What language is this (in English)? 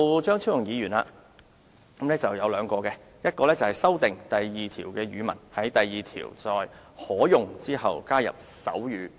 Cantonese